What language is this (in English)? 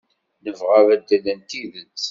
Kabyle